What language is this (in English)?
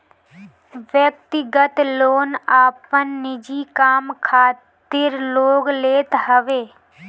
Bhojpuri